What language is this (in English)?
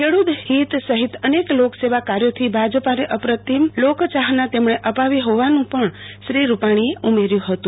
Gujarati